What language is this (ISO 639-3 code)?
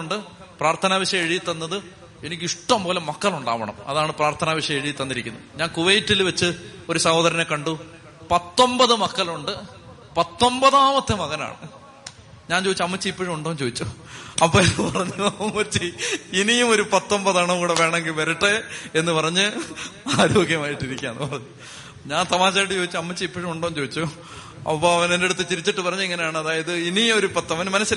mal